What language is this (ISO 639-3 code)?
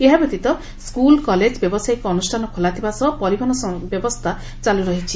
ori